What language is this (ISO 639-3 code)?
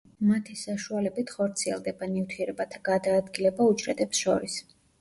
kat